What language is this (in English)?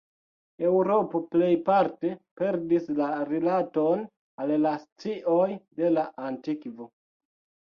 Esperanto